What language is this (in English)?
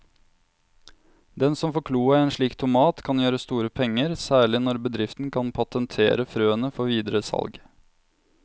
Norwegian